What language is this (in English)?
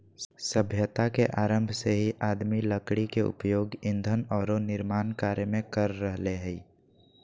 Magahi